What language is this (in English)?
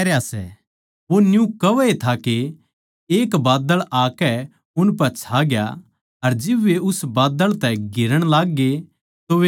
Haryanvi